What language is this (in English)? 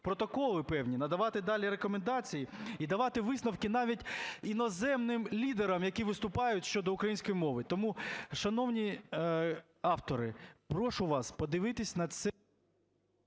Ukrainian